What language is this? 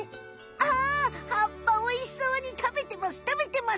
Japanese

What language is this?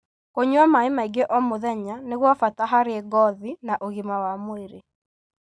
Kikuyu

